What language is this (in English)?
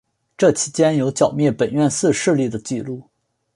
Chinese